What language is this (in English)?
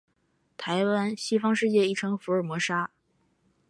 Chinese